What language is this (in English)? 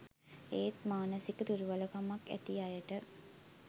Sinhala